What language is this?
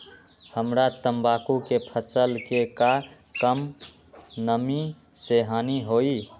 Magahi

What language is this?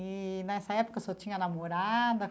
Portuguese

